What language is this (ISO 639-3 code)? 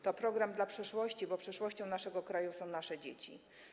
pol